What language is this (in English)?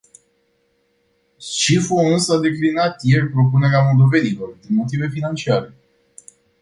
Romanian